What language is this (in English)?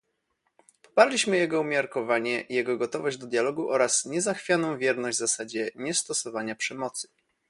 Polish